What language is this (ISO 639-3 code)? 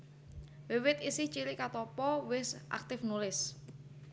jav